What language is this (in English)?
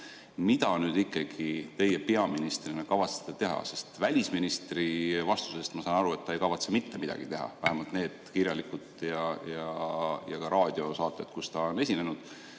Estonian